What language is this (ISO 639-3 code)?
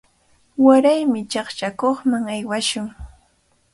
qvl